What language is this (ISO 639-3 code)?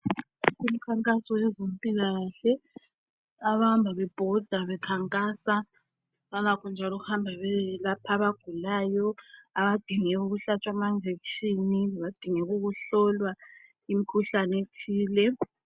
nde